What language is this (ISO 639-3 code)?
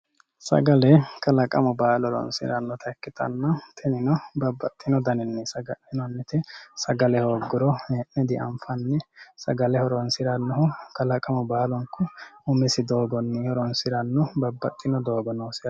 sid